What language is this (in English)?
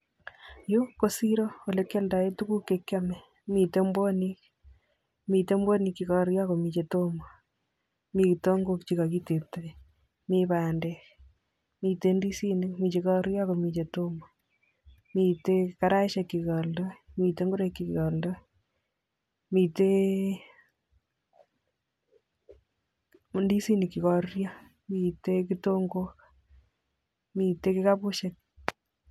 Kalenjin